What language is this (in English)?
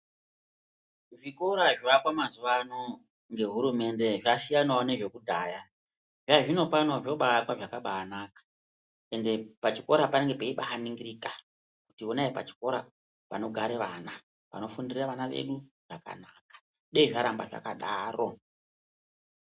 Ndau